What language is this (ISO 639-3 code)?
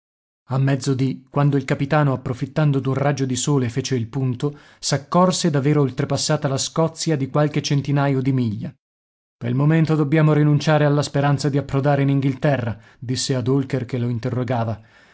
ita